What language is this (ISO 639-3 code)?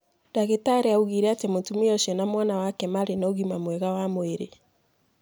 kik